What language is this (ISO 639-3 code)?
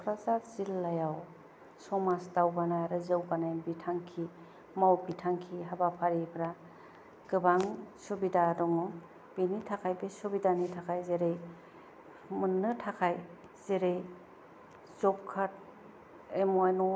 brx